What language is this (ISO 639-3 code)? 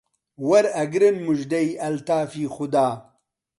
ckb